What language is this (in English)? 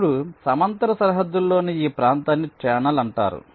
Telugu